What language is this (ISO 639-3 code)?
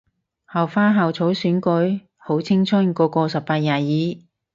yue